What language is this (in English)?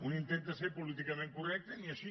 Catalan